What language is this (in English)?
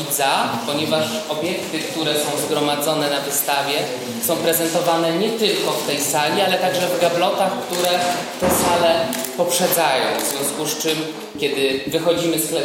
Polish